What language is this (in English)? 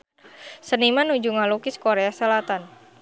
Sundanese